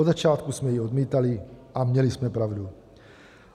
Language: Czech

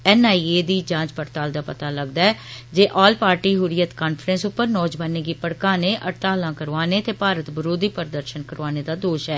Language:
Dogri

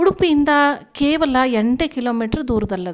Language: Kannada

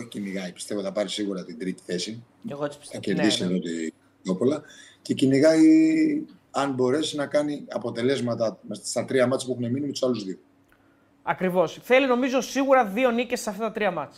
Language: Greek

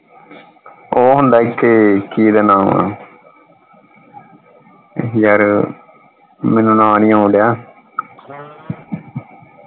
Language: Punjabi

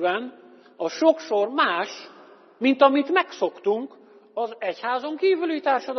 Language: Hungarian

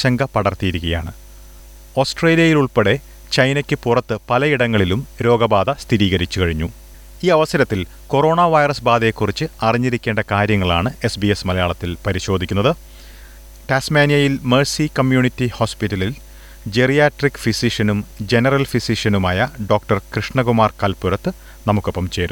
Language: Malayalam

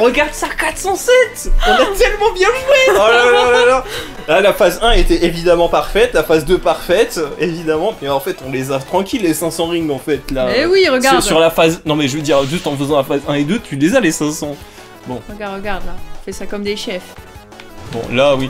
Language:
French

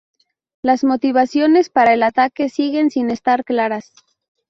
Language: Spanish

